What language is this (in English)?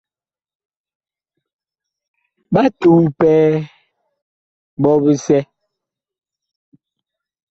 Bakoko